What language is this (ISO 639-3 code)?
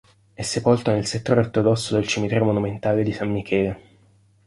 ita